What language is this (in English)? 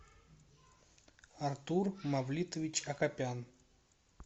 Russian